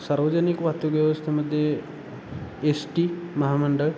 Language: Marathi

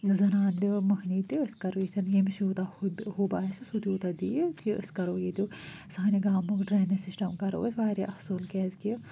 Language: Kashmiri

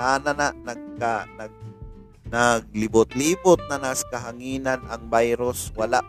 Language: Filipino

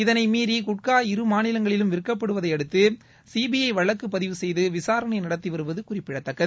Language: Tamil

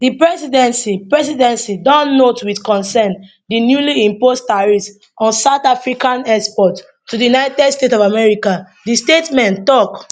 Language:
Nigerian Pidgin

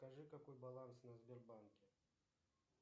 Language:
Russian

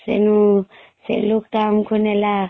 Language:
Odia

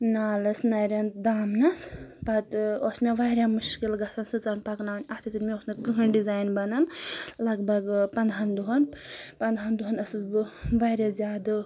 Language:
Kashmiri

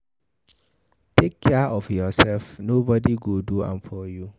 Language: Nigerian Pidgin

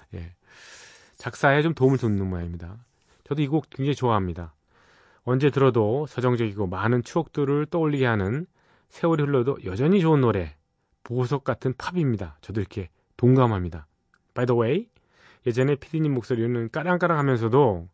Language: Korean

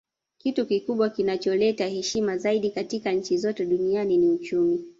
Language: Swahili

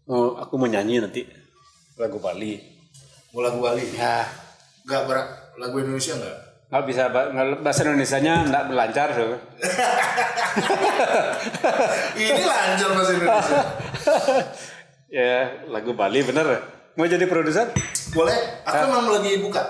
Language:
Indonesian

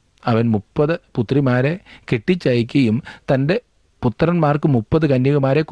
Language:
Malayalam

